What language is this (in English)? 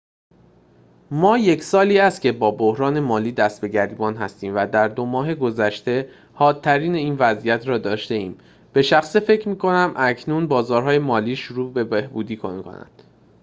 Persian